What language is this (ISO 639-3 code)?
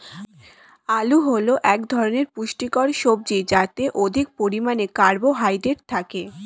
ben